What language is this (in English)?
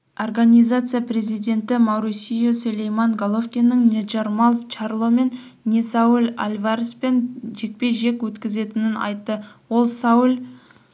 Kazakh